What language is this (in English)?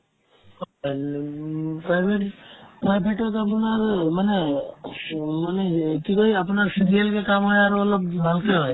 Assamese